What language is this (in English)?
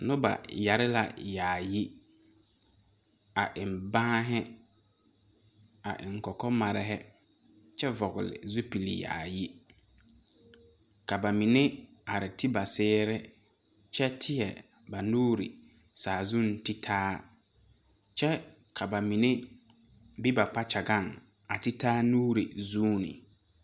Southern Dagaare